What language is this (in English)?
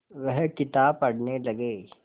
Hindi